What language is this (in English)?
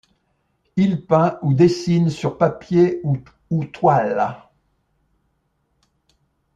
French